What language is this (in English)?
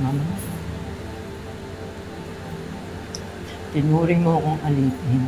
Filipino